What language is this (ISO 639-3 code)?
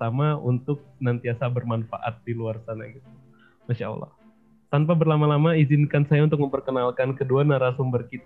ind